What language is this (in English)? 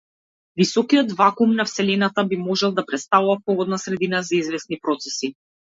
Macedonian